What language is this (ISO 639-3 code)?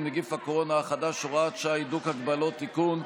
heb